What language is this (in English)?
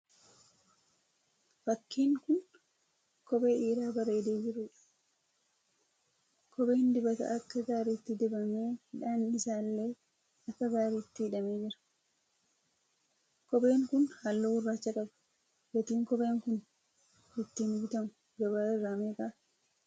Oromo